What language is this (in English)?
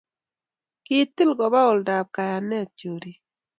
Kalenjin